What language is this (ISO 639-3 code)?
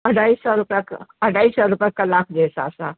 snd